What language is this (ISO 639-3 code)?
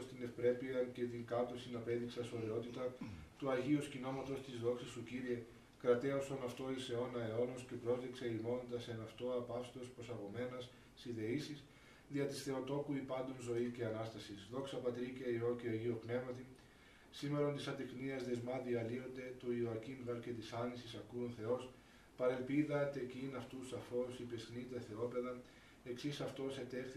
ell